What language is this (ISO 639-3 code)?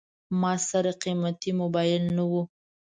pus